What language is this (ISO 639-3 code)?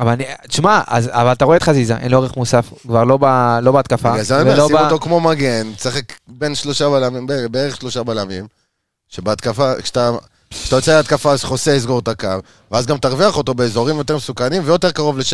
heb